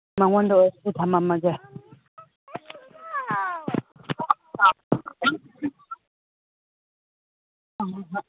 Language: Manipuri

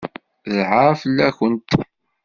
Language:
Kabyle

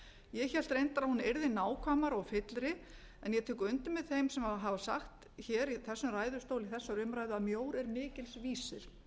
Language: Icelandic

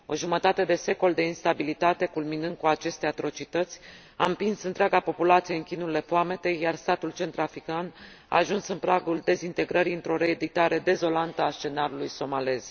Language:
Romanian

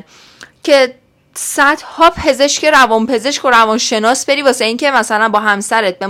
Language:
Persian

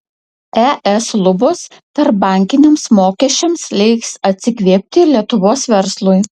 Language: Lithuanian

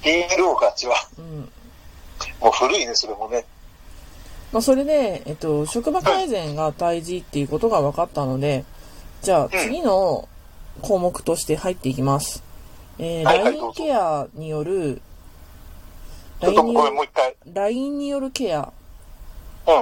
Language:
Japanese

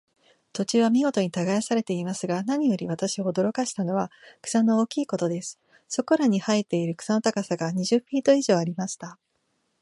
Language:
Japanese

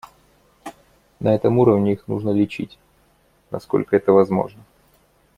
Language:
Russian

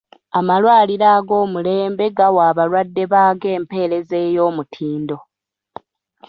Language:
Ganda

